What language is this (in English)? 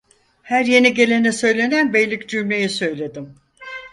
Turkish